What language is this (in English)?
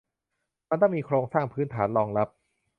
Thai